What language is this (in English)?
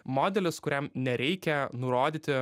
Lithuanian